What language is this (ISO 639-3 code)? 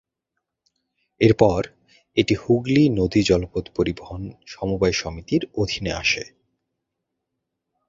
ben